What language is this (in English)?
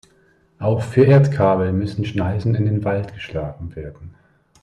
German